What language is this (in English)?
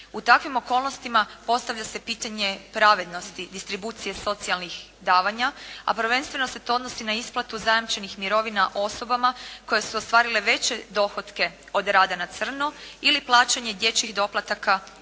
Croatian